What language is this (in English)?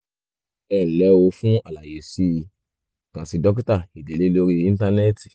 Yoruba